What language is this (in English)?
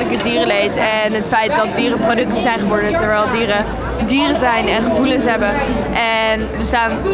Dutch